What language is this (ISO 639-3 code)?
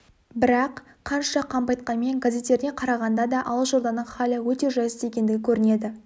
kaz